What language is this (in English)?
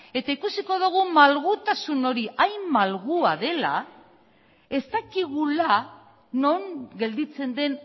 Basque